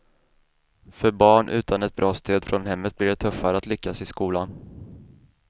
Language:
Swedish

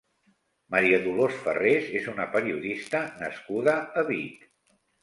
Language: Catalan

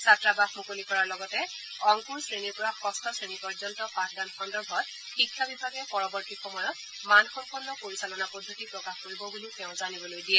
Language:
Assamese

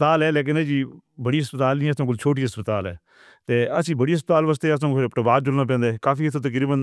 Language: Northern Hindko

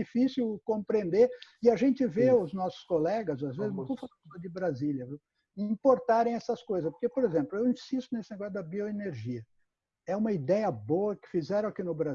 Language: Portuguese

